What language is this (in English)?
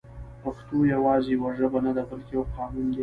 Pashto